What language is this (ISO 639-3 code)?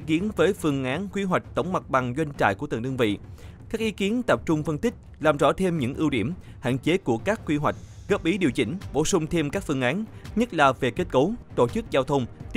vie